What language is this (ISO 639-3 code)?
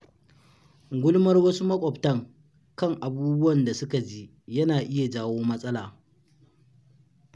hau